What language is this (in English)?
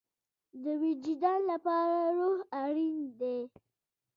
Pashto